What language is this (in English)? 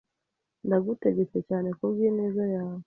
Kinyarwanda